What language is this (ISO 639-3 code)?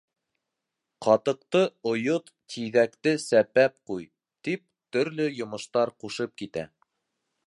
bak